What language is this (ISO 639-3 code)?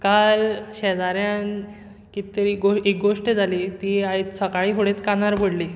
kok